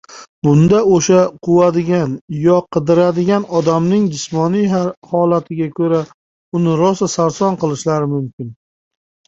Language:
Uzbek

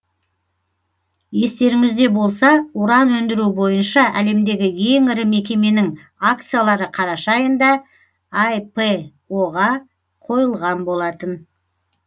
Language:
Kazakh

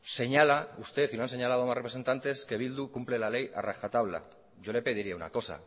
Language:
Spanish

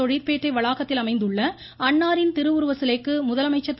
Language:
Tamil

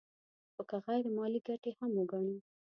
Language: Pashto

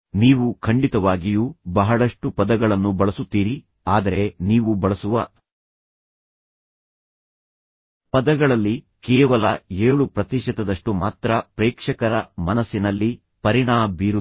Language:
Kannada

